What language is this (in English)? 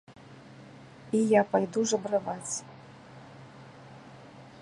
Belarusian